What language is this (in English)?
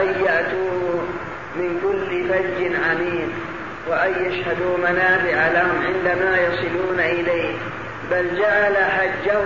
Arabic